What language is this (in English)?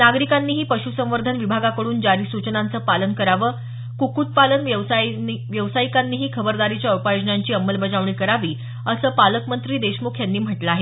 Marathi